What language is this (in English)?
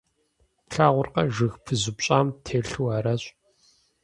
Kabardian